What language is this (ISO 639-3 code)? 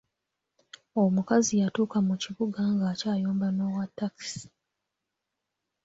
lug